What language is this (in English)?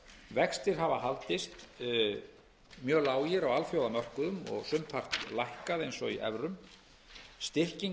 Icelandic